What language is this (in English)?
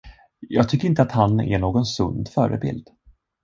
Swedish